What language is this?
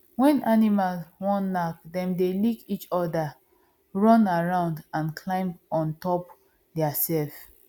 Nigerian Pidgin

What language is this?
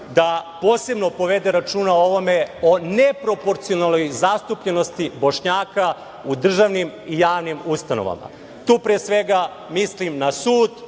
Serbian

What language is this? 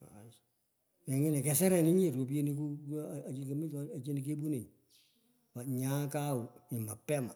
Pökoot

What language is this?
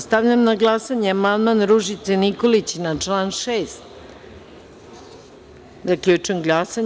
Serbian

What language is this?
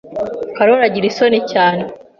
Kinyarwanda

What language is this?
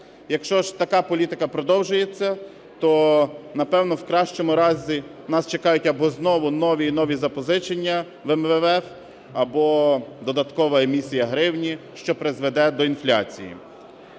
Ukrainian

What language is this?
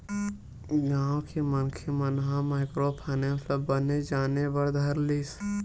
Chhattisgarhi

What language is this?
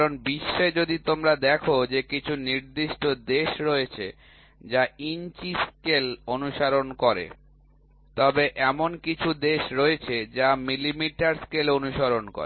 Bangla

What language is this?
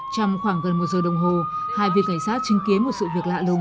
Vietnamese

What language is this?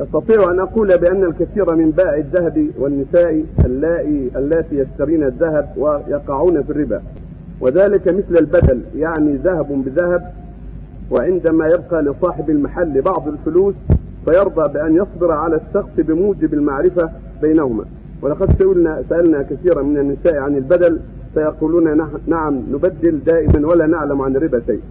Arabic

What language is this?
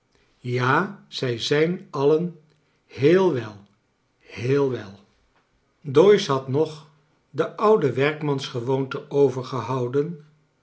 Dutch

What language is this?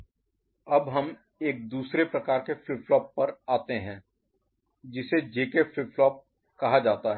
Hindi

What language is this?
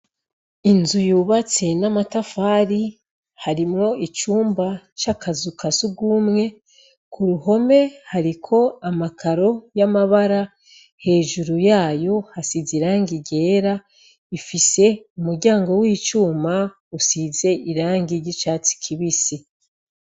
Rundi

